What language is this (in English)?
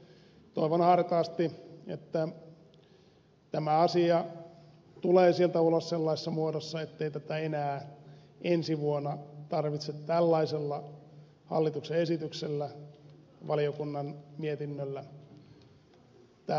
Finnish